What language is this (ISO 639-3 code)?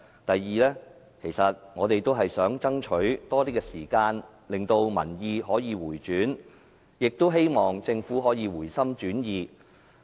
yue